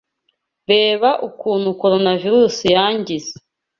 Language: Kinyarwanda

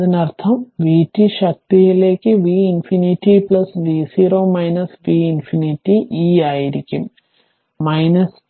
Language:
Malayalam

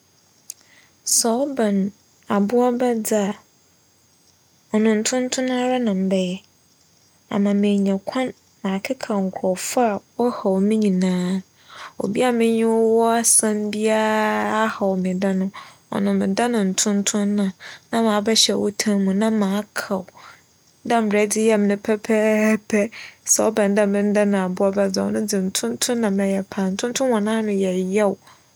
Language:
Akan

